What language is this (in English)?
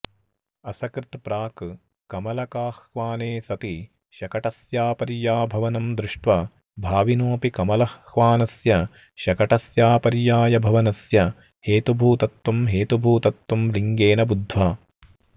Sanskrit